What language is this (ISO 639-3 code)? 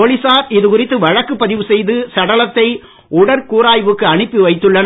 tam